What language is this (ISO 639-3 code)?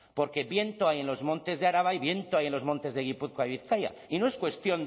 spa